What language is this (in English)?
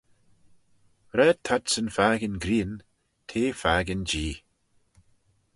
Manx